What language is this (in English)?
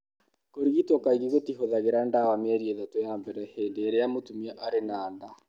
Kikuyu